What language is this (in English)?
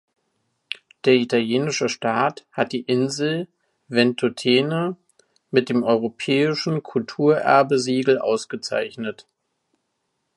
German